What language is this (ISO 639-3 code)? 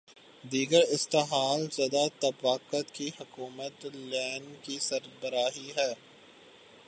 urd